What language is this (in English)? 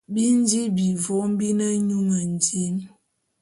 Bulu